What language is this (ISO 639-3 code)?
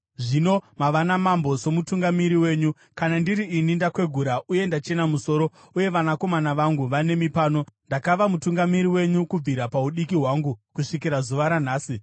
sna